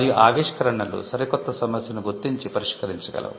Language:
Telugu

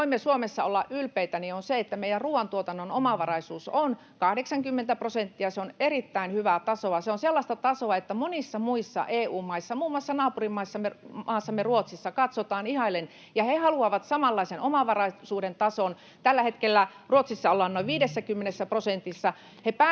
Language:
Finnish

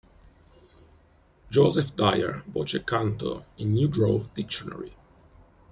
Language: Italian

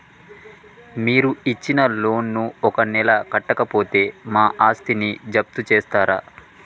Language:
Telugu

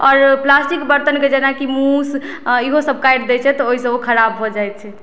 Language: Maithili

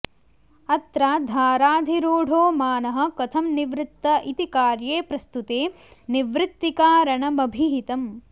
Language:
Sanskrit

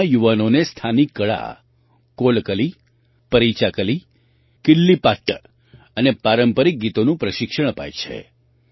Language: Gujarati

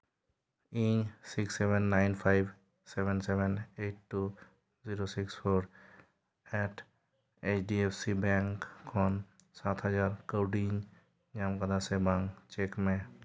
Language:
Santali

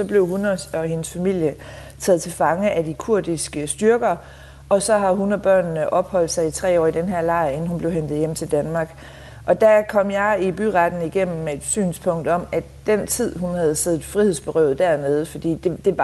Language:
Danish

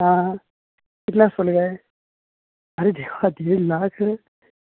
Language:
Konkani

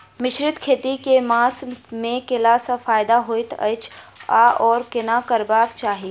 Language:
Maithili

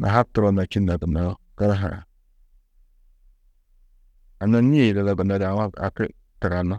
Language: Tedaga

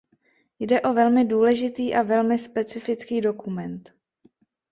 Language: Czech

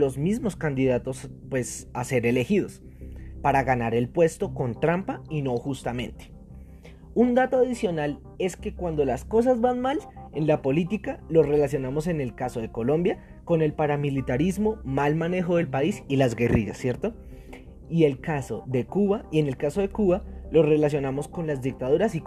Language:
Spanish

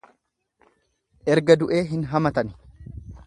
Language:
Oromo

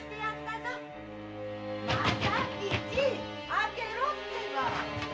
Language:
Japanese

